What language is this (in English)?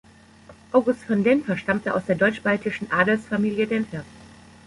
German